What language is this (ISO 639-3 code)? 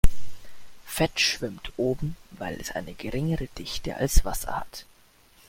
deu